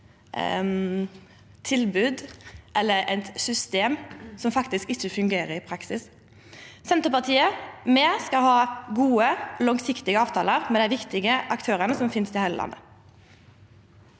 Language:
Norwegian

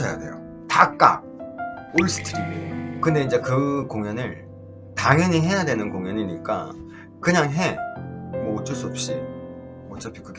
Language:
Korean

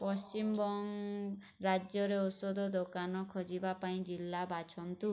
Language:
Odia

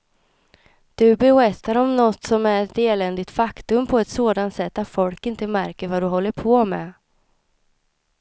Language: Swedish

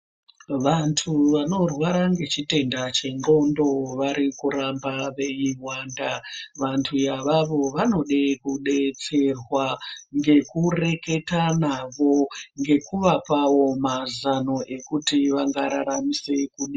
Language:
Ndau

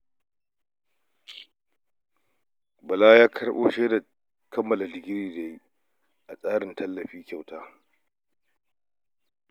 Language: Hausa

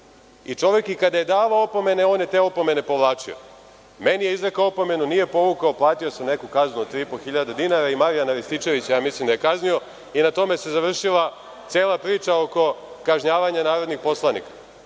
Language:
Serbian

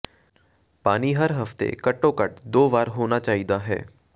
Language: Punjabi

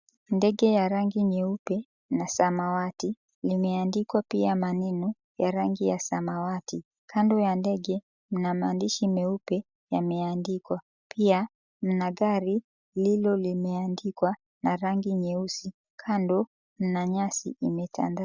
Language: Swahili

